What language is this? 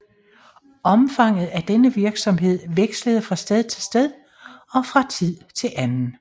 Danish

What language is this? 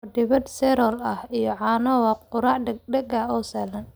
Somali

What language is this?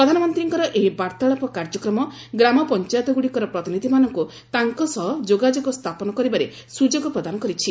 Odia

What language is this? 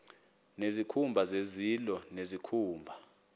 Xhosa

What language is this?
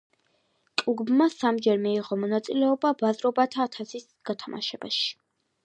Georgian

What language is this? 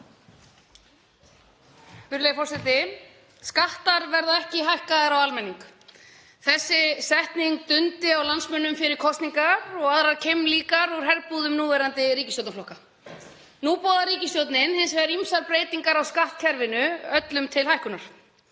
Icelandic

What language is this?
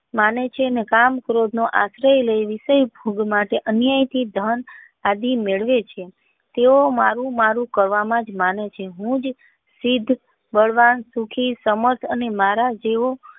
Gujarati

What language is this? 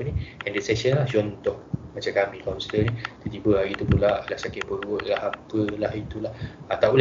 Malay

